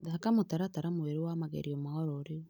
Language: Kikuyu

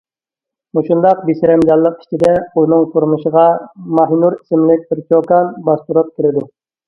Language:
Uyghur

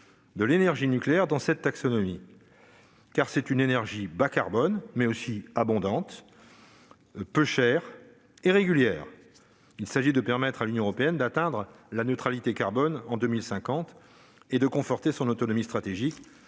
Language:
French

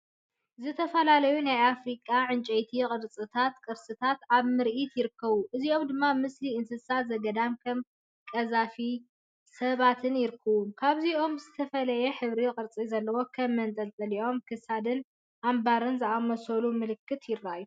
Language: Tigrinya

